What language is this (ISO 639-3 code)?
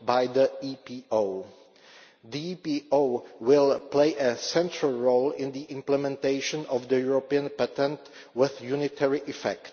eng